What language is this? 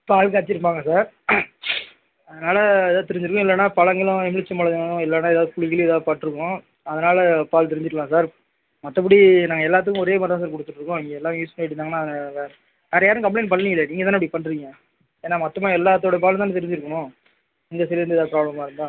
Tamil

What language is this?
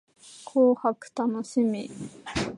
Japanese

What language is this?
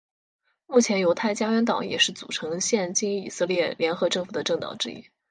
Chinese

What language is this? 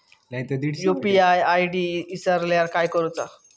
Marathi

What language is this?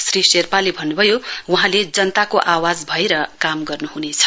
Nepali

